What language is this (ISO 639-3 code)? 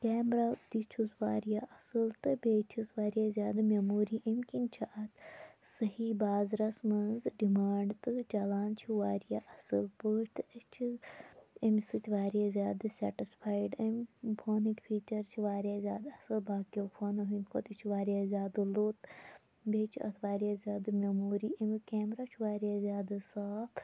kas